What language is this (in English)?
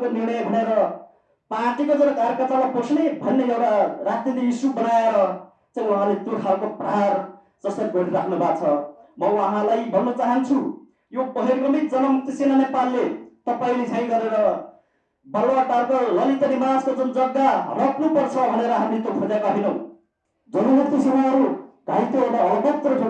Indonesian